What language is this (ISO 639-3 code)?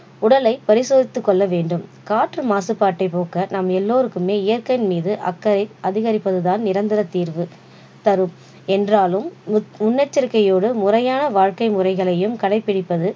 tam